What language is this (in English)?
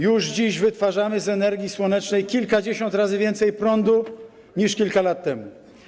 Polish